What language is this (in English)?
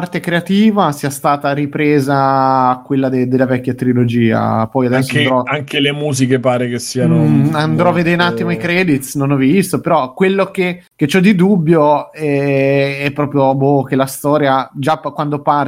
Italian